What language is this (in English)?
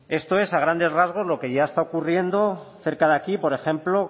Spanish